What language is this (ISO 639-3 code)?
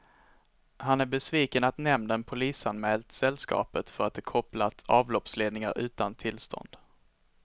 swe